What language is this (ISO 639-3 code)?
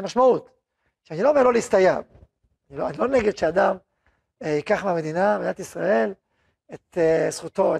heb